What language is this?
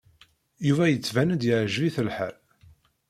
Kabyle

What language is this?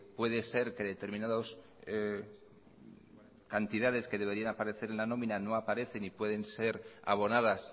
Spanish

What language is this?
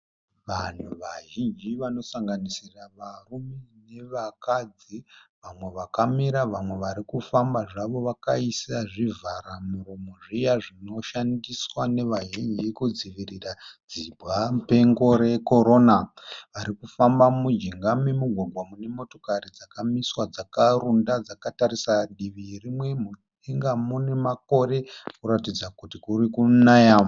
Shona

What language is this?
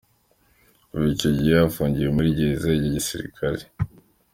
Kinyarwanda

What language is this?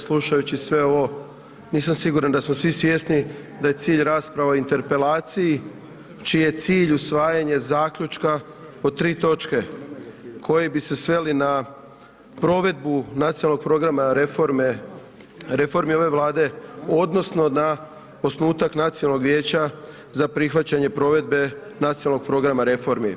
Croatian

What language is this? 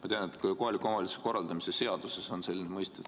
Estonian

